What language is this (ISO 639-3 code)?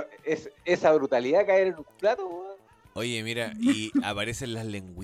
spa